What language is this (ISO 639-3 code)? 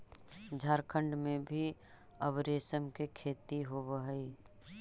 mag